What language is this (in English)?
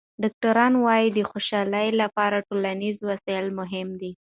Pashto